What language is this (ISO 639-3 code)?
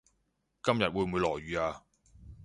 yue